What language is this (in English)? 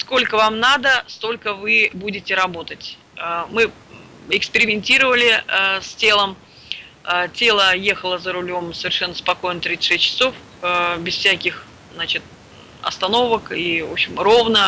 Russian